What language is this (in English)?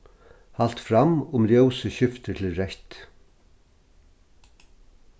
Faroese